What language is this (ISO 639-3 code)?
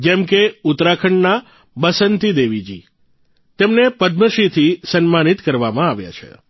guj